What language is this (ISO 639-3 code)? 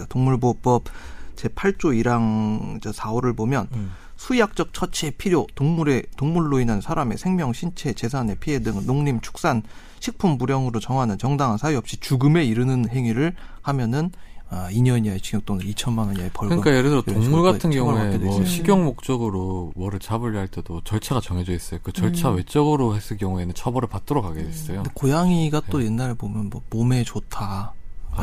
kor